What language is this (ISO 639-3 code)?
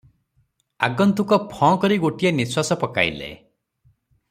ori